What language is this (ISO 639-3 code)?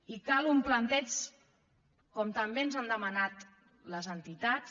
cat